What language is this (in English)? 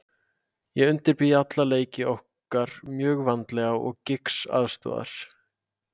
Icelandic